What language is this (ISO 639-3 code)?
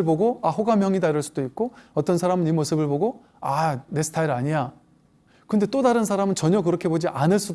kor